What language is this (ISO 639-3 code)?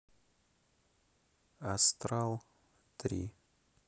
rus